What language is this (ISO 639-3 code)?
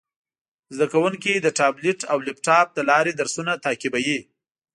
pus